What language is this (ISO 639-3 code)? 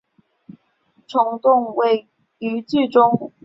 zho